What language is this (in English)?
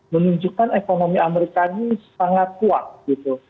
Indonesian